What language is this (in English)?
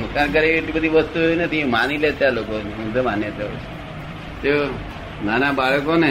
Gujarati